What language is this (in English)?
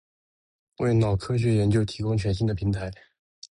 Chinese